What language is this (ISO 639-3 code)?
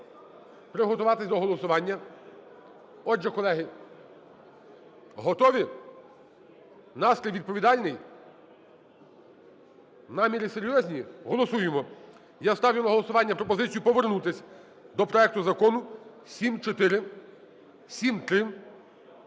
ukr